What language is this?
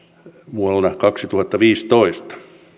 Finnish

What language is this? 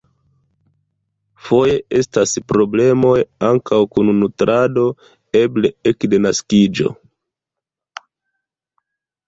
Esperanto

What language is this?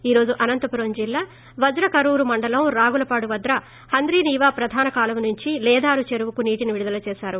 Telugu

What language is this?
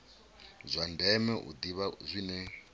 Venda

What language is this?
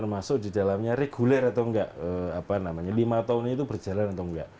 Indonesian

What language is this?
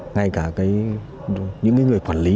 Vietnamese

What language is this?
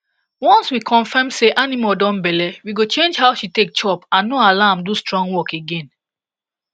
Nigerian Pidgin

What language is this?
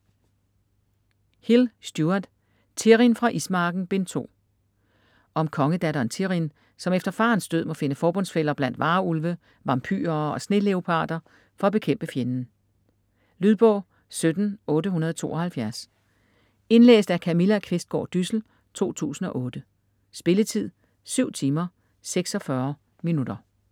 Danish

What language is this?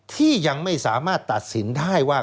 Thai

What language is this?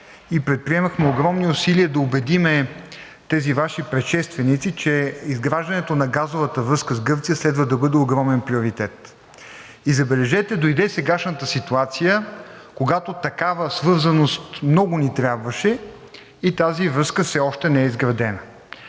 Bulgarian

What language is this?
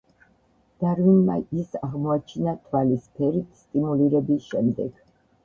Georgian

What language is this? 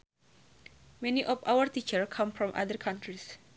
Sundanese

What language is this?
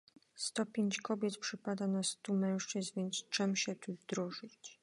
Polish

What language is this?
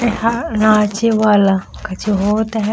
Chhattisgarhi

